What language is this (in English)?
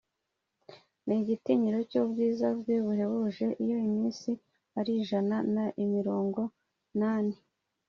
Kinyarwanda